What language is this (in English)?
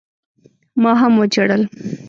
Pashto